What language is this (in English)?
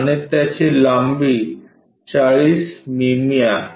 Marathi